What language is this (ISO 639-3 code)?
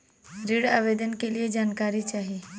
bho